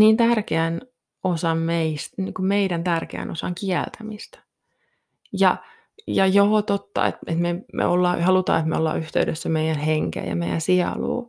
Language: Finnish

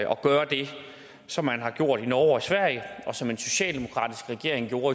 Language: Danish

